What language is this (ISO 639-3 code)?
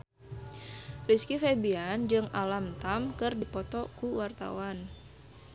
sun